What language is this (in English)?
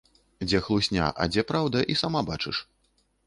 Belarusian